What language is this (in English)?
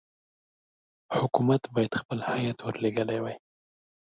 Pashto